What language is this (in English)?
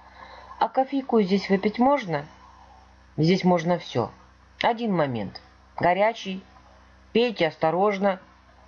Russian